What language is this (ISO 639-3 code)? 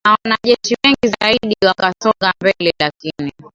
swa